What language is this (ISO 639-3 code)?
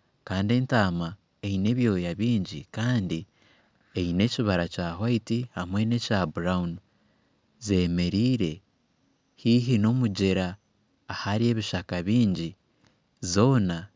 nyn